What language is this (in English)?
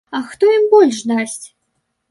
Belarusian